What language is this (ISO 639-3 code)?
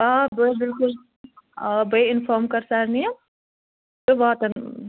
kas